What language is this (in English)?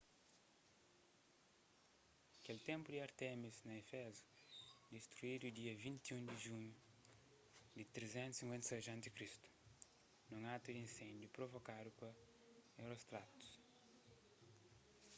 Kabuverdianu